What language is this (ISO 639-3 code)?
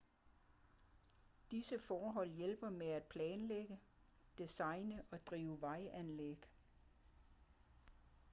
dan